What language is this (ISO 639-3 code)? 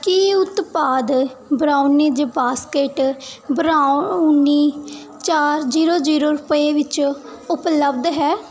pan